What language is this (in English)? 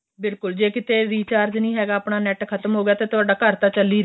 Punjabi